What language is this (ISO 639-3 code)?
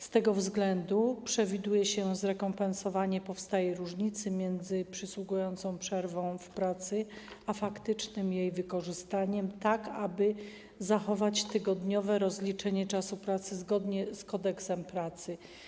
pol